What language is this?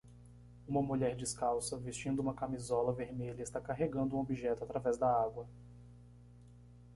Portuguese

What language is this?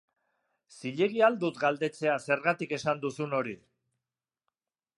Basque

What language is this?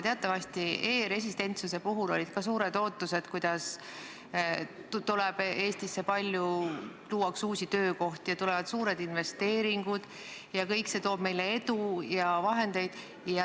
Estonian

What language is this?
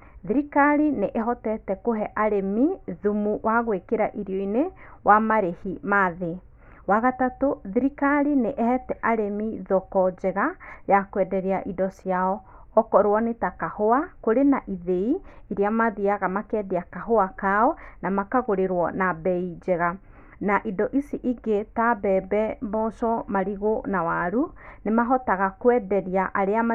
Kikuyu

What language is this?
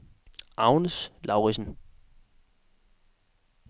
Danish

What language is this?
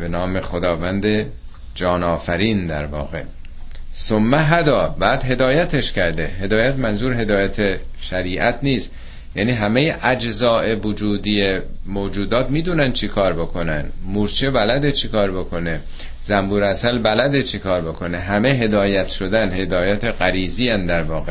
Persian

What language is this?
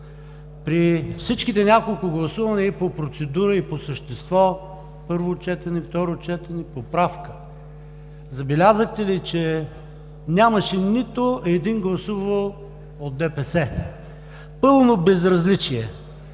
Bulgarian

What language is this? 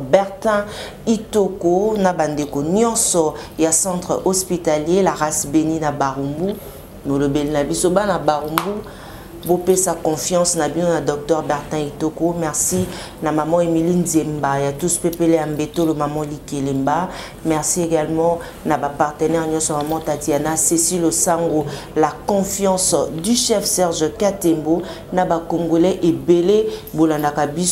French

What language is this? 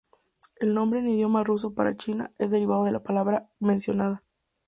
Spanish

